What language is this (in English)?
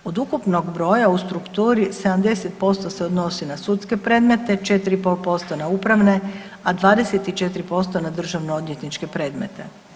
Croatian